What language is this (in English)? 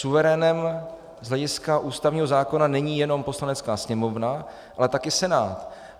Czech